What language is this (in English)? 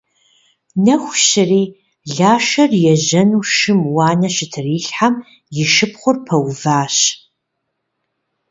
Kabardian